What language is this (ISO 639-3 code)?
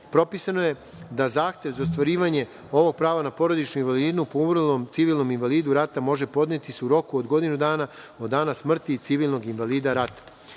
srp